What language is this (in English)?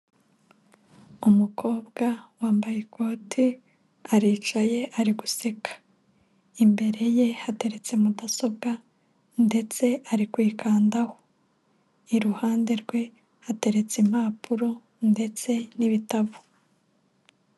Kinyarwanda